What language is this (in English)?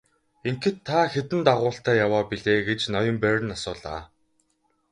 Mongolian